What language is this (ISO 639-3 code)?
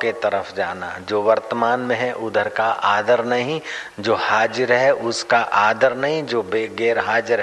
hin